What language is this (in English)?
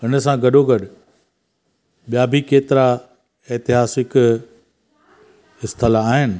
Sindhi